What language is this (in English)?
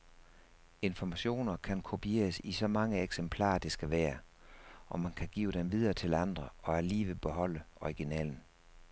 Danish